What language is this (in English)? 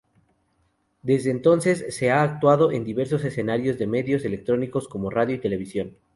Spanish